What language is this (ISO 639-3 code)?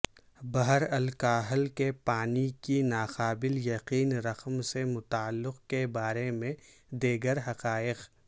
urd